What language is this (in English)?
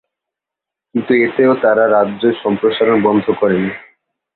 Bangla